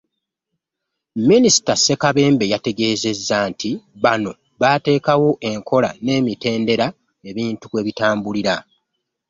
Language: Ganda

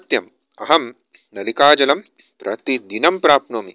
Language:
Sanskrit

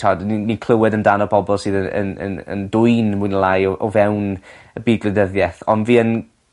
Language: Welsh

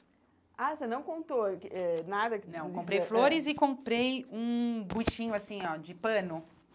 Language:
Portuguese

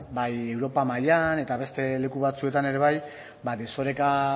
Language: Basque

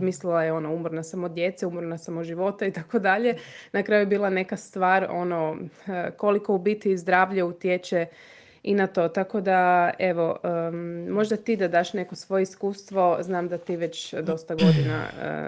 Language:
Croatian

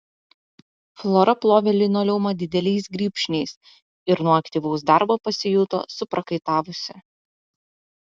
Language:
Lithuanian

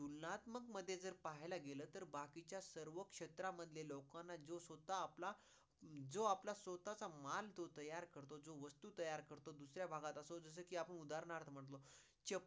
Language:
Marathi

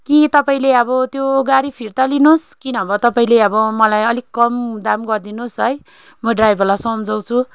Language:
Nepali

